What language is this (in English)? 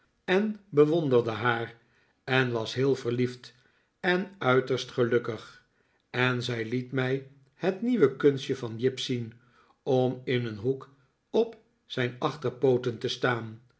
Dutch